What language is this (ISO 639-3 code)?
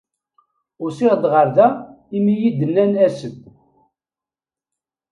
kab